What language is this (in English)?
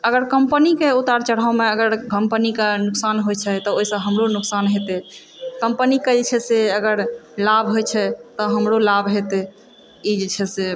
Maithili